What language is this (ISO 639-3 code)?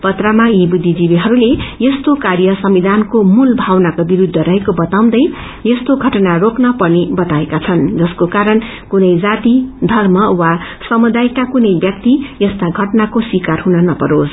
nep